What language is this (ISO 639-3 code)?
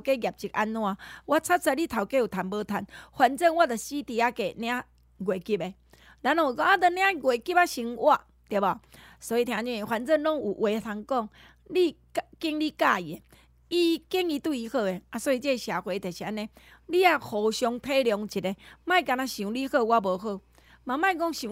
zho